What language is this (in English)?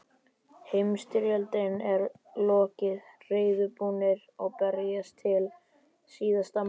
Icelandic